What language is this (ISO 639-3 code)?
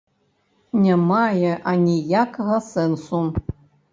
bel